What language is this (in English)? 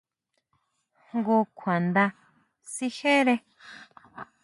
Huautla Mazatec